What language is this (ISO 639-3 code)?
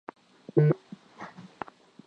swa